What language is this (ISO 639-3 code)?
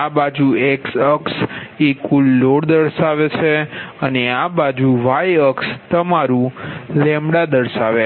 guj